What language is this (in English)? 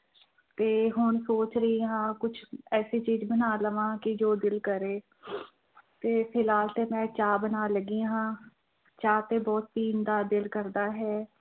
Punjabi